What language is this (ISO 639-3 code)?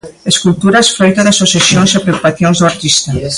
glg